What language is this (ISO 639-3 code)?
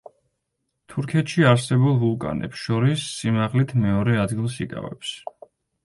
kat